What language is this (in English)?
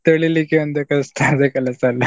Kannada